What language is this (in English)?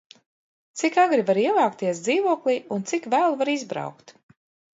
Latvian